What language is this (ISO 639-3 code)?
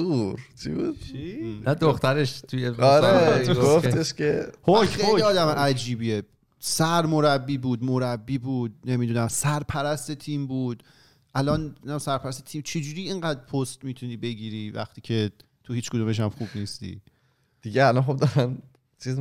fas